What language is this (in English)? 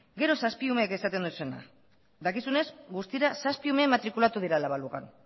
Basque